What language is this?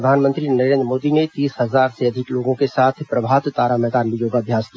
Hindi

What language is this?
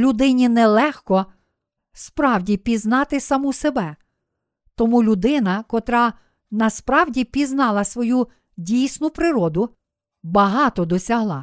Ukrainian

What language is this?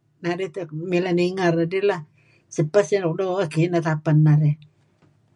Kelabit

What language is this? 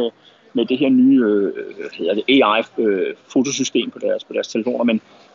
Danish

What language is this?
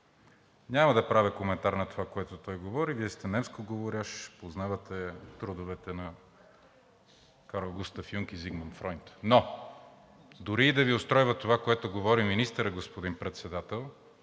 Bulgarian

